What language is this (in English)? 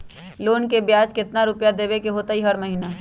Magahi